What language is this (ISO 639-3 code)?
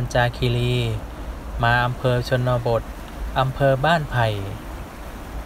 tha